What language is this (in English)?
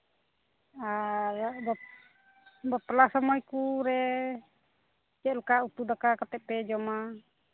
Santali